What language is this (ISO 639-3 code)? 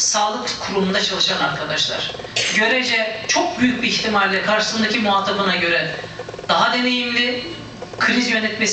tur